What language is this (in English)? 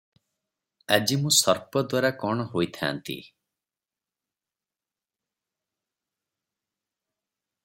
Odia